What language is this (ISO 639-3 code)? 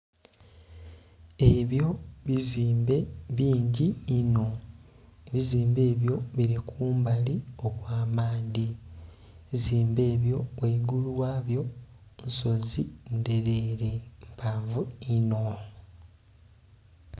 xog